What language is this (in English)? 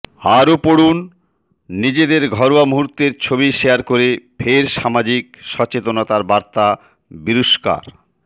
Bangla